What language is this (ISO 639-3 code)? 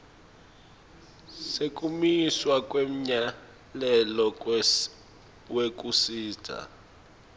ssw